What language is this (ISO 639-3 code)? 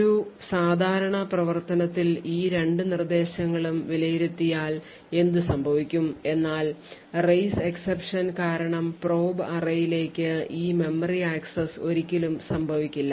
mal